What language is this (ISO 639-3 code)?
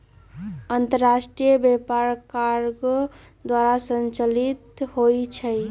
mag